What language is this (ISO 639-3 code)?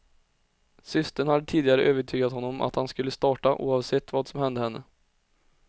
swe